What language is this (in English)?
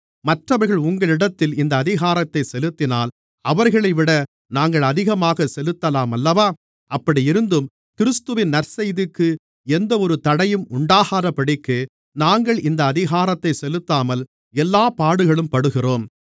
Tamil